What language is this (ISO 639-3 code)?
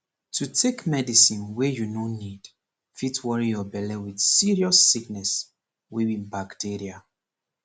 pcm